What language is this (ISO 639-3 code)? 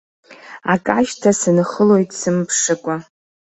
abk